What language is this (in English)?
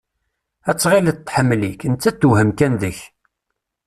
Kabyle